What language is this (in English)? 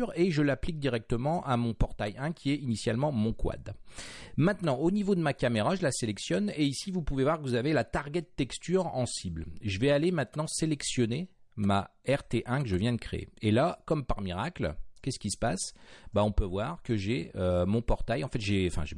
French